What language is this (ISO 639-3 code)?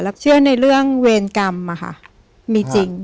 tha